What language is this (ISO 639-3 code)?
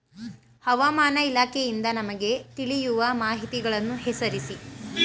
kan